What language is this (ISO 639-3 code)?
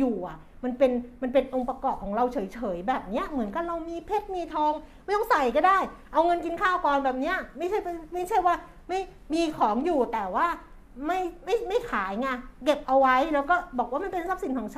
tha